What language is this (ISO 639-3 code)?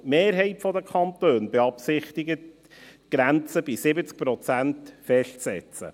gsw